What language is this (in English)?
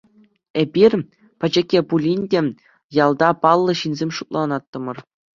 Chuvash